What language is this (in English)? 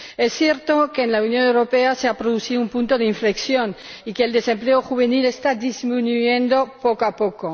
Spanish